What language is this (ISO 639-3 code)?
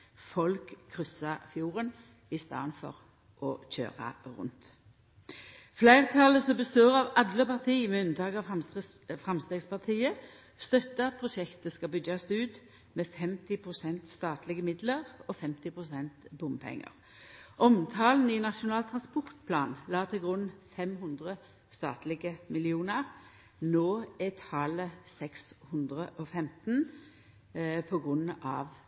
nno